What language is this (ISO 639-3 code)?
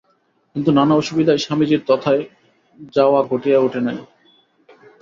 ben